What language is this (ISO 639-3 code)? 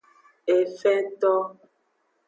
ajg